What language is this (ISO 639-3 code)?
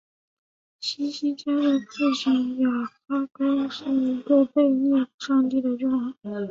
zho